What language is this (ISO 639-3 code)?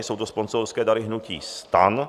ces